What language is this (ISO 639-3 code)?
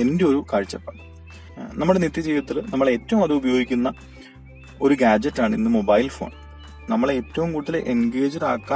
mal